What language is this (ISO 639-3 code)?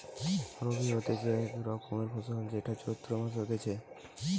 ben